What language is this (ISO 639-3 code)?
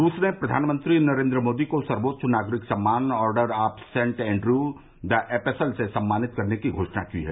hin